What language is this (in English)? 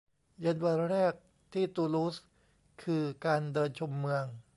Thai